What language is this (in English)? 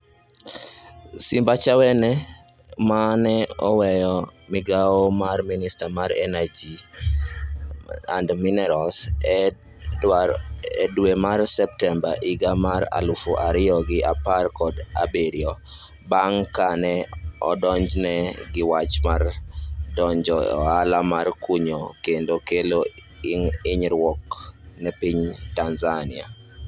Luo (Kenya and Tanzania)